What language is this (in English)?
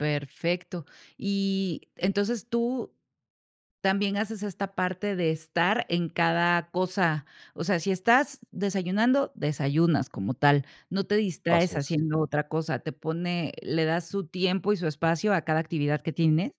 Spanish